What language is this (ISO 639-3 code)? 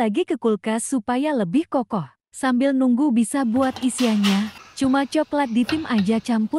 ind